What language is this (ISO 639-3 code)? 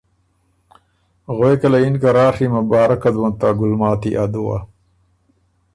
oru